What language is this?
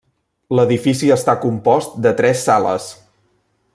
Catalan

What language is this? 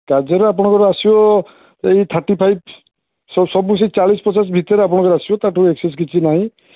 Odia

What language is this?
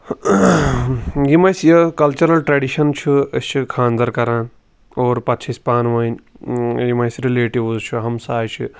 Kashmiri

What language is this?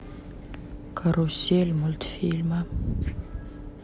Russian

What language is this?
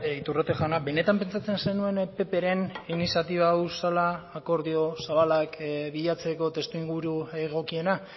Basque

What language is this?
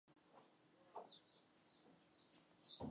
Chinese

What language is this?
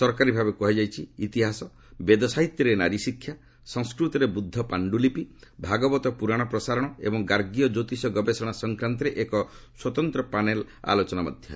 Odia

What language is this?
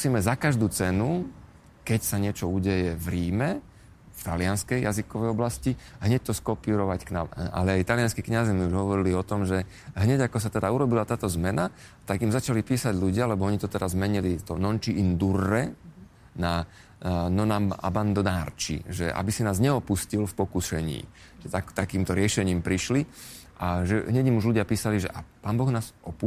Slovak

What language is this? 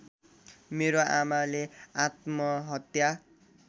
Nepali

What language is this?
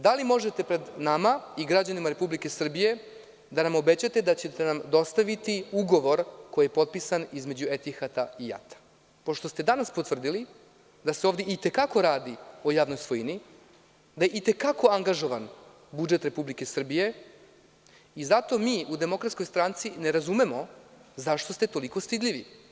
Serbian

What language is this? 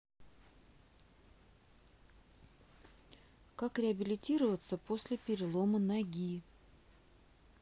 Russian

